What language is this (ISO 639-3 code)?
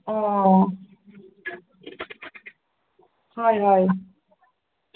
asm